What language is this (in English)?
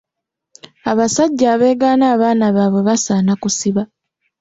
Ganda